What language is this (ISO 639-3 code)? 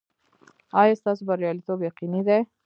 pus